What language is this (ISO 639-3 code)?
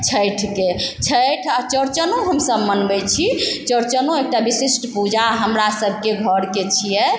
mai